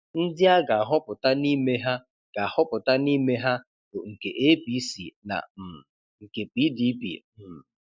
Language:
Igbo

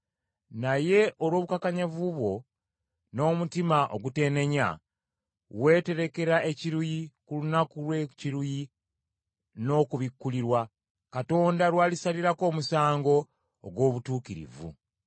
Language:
Ganda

